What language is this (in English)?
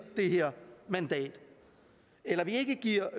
Danish